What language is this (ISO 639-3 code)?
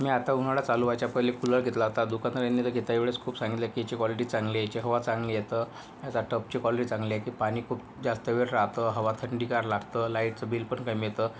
mar